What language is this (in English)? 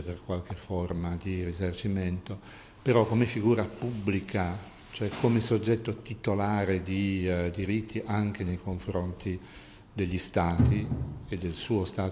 Italian